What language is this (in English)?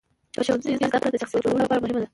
Pashto